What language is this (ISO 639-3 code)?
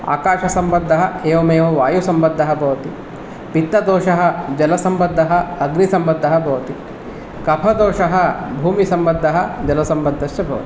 san